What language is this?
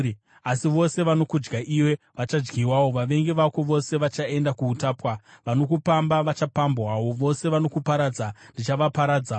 Shona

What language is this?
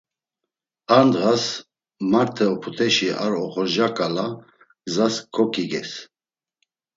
Laz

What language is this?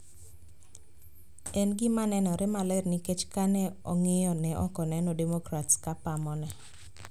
Luo (Kenya and Tanzania)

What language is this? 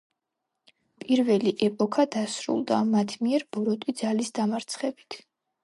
Georgian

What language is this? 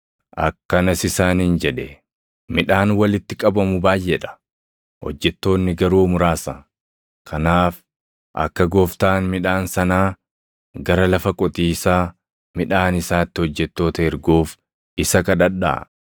Oromo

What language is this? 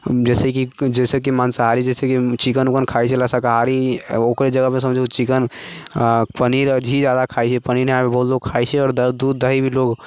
Maithili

